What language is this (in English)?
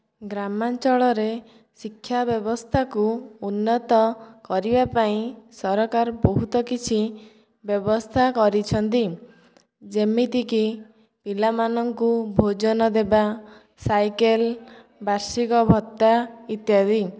Odia